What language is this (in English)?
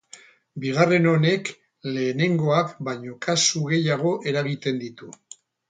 Basque